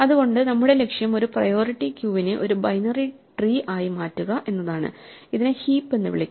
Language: Malayalam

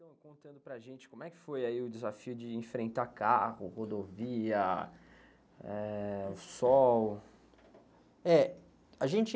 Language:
Portuguese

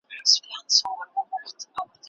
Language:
Pashto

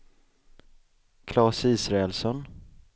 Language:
Swedish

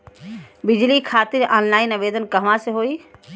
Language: Bhojpuri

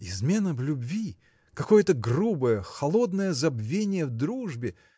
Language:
Russian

